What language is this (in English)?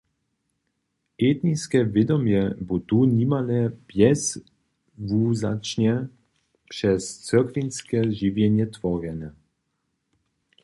Upper Sorbian